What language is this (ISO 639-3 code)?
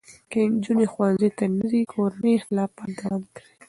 pus